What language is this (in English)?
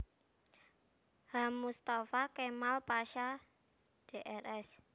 Javanese